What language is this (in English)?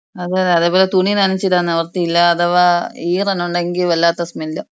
Malayalam